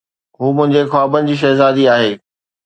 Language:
Sindhi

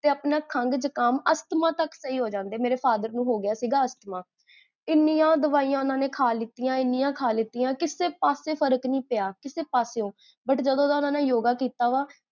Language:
Punjabi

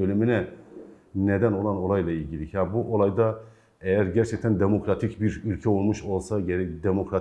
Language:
Turkish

